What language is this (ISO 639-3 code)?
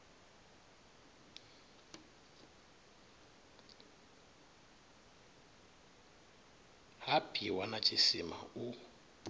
ven